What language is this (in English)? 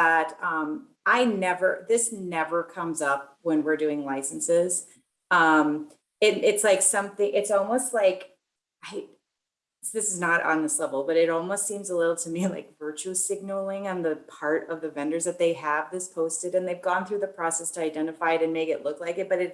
English